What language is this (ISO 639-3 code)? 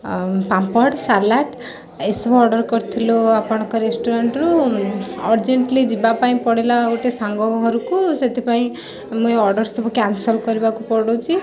ori